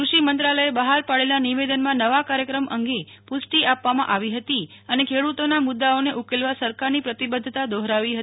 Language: Gujarati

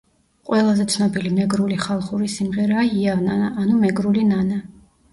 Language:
Georgian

